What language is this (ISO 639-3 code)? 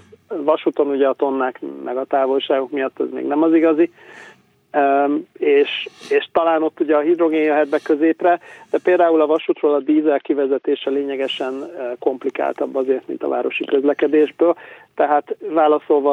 hun